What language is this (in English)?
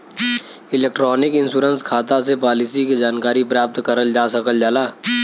Bhojpuri